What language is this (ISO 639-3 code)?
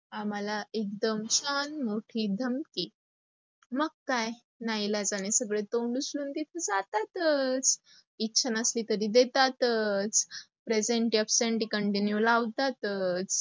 mar